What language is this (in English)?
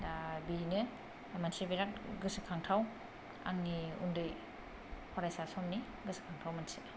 Bodo